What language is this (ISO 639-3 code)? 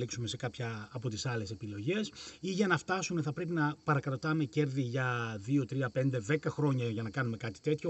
ell